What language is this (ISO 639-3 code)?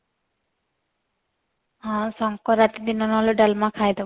ori